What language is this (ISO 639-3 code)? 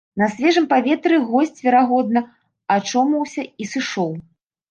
bel